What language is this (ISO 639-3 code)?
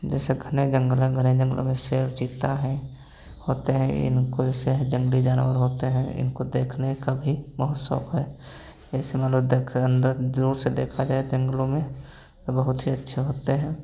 hin